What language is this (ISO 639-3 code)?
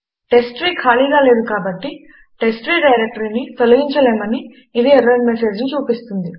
tel